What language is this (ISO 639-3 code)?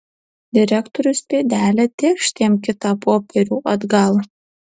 lit